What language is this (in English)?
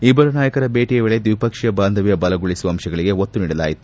Kannada